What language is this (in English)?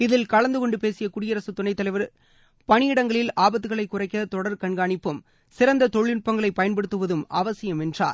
Tamil